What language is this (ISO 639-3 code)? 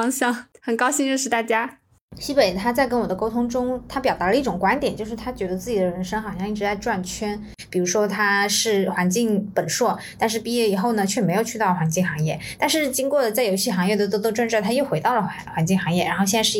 zho